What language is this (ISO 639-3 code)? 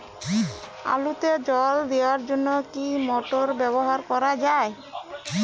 ben